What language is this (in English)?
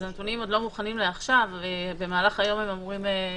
Hebrew